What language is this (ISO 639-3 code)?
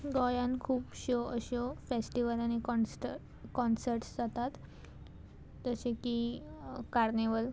kok